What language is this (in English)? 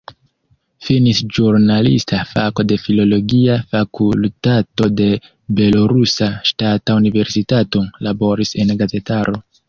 Esperanto